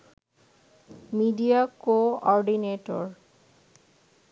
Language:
Bangla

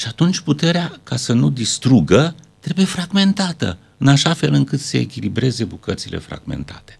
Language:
Romanian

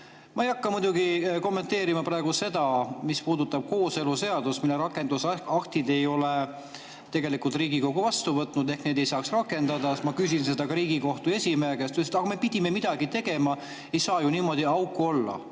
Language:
Estonian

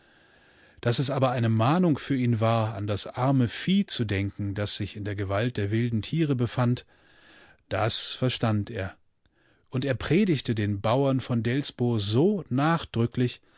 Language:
German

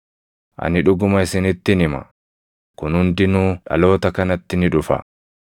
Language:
Oromo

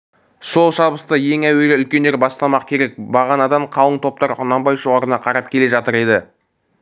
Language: Kazakh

